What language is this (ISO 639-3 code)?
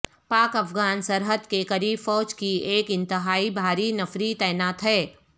urd